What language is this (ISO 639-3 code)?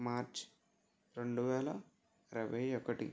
tel